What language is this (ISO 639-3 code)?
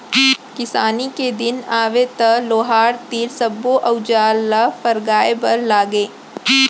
hne